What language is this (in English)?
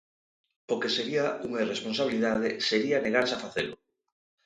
Galician